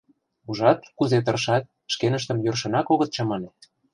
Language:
Mari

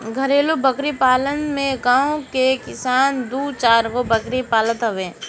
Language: Bhojpuri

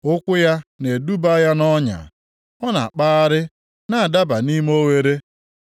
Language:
Igbo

